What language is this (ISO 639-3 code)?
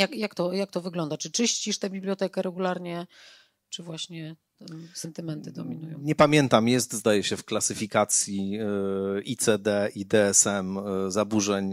pol